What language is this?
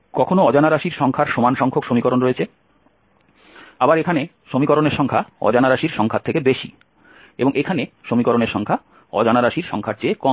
Bangla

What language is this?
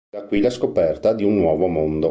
Italian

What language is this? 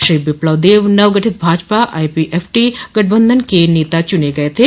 Hindi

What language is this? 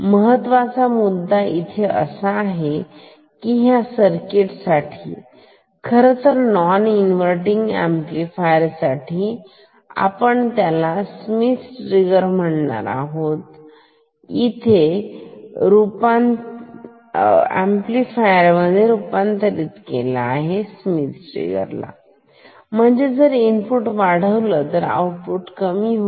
Marathi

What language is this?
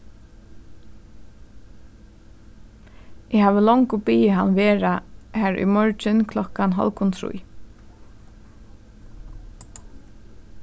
Faroese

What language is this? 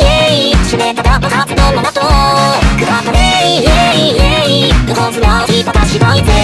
Thai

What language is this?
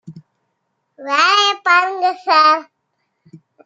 Tamil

